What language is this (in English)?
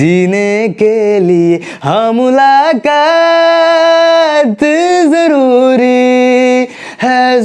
Hindi